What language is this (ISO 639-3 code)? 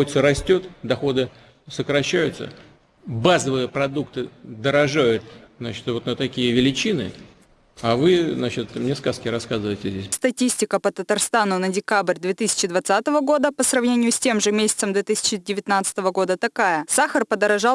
rus